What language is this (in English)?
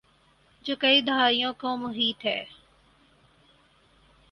Urdu